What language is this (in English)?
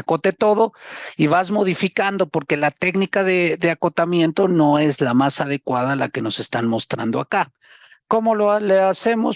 Spanish